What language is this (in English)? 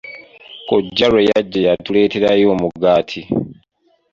Ganda